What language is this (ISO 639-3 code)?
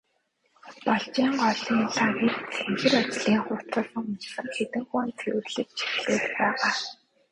mon